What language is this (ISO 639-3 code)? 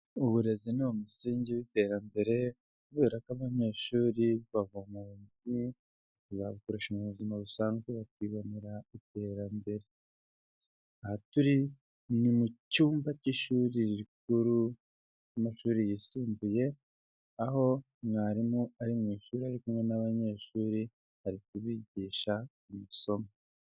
kin